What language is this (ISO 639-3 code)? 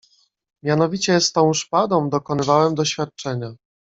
pol